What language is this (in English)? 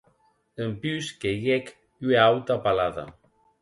Occitan